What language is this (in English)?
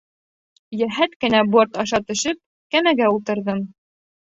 Bashkir